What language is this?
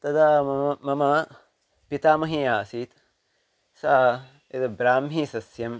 Sanskrit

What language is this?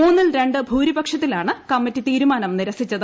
Malayalam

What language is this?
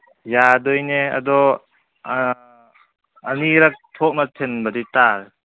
Manipuri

